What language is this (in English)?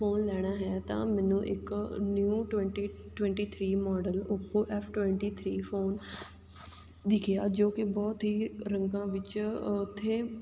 Punjabi